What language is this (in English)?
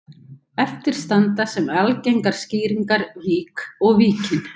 Icelandic